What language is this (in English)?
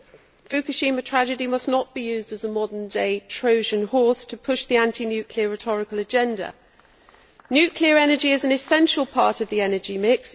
English